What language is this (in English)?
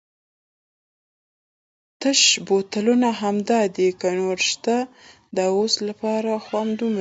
Pashto